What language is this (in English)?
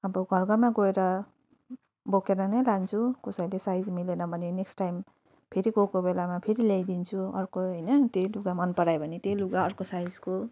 Nepali